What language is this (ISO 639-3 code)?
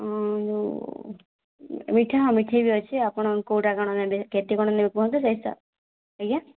ori